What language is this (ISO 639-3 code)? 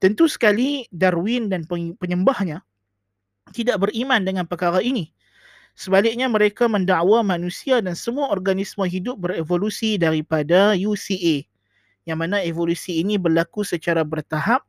msa